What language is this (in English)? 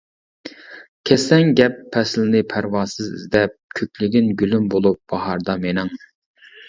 Uyghur